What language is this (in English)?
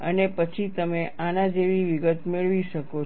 Gujarati